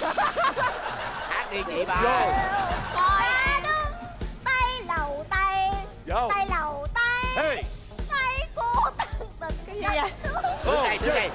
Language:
Vietnamese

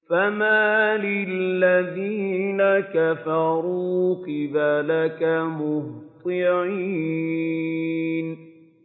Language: Arabic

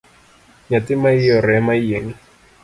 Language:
Luo (Kenya and Tanzania)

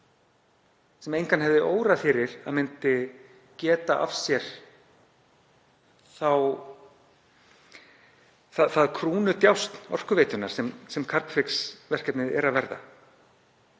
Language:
Icelandic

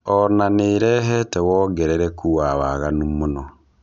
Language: Kikuyu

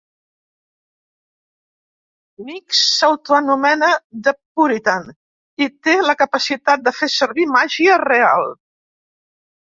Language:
Catalan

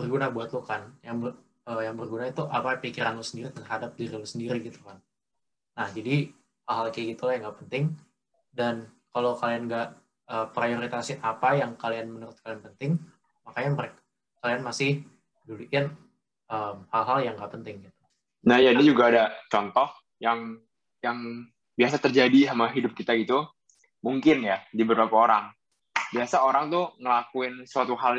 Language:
Indonesian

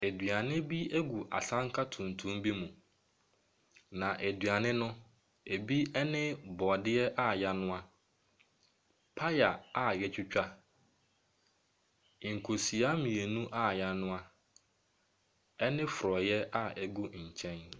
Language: Akan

